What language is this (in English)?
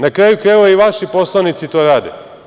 Serbian